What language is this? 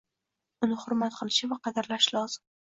Uzbek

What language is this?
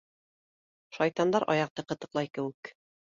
Bashkir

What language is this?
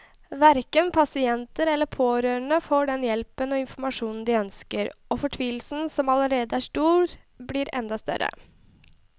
Norwegian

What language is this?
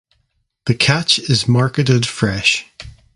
English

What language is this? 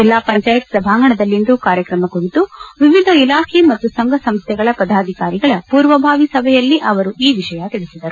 Kannada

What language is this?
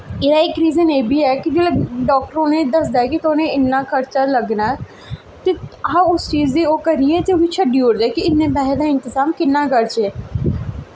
Dogri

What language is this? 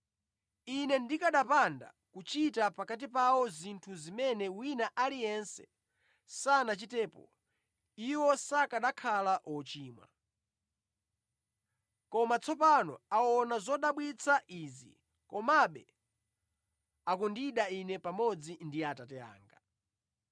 Nyanja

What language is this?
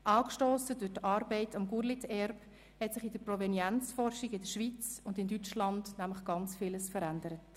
Swiss German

